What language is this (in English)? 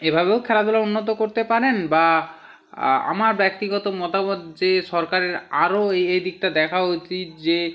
Bangla